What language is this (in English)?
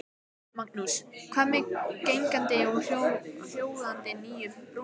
Icelandic